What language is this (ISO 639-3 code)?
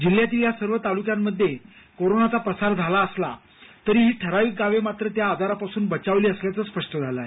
mar